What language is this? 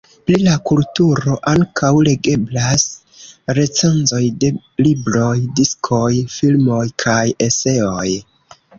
Esperanto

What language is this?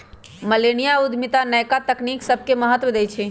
Magahi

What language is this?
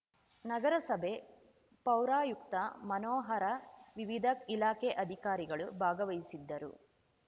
Kannada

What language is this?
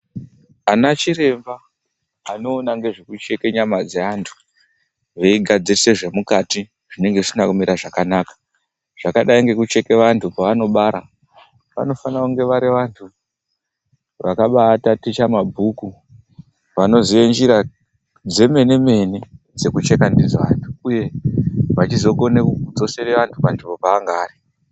Ndau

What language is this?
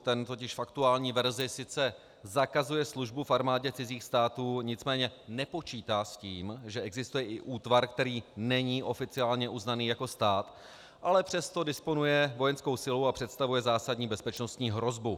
Czech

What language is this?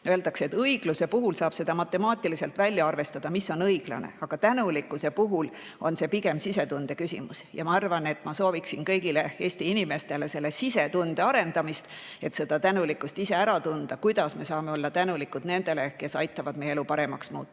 Estonian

